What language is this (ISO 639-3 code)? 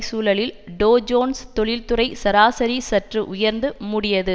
tam